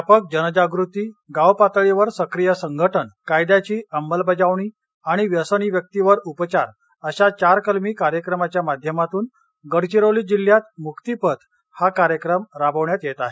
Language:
Marathi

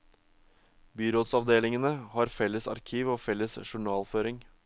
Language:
Norwegian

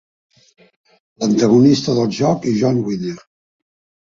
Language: Catalan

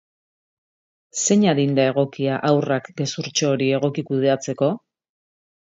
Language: Basque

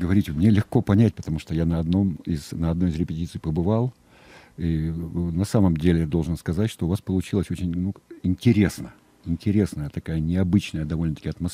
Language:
Russian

